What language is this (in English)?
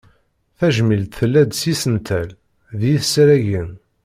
Kabyle